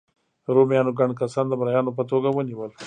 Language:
Pashto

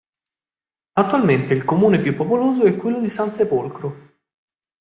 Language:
Italian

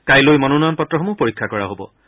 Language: Assamese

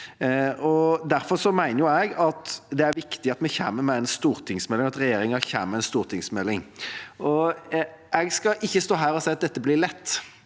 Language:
Norwegian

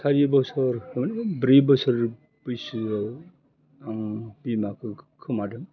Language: Bodo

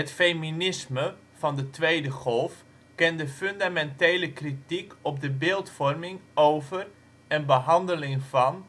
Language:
Dutch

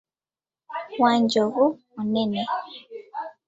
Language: Ganda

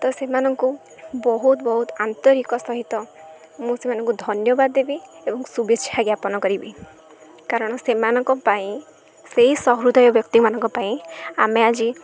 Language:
Odia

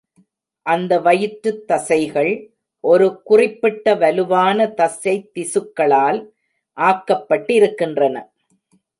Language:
Tamil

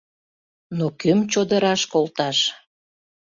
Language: Mari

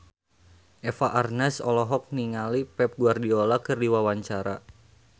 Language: Sundanese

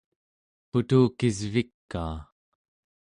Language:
Central Yupik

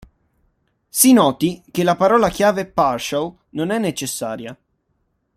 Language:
Italian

